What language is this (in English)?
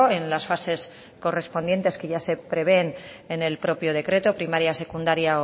Spanish